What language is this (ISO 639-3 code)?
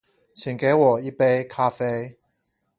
zho